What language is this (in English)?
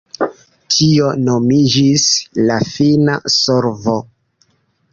Esperanto